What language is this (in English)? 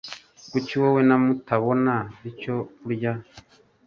Kinyarwanda